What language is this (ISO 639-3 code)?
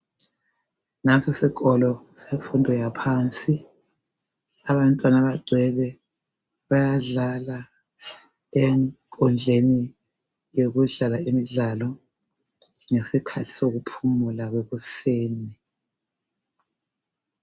nde